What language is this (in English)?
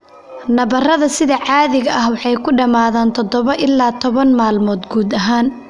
Somali